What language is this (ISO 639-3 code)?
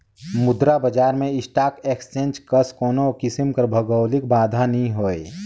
hne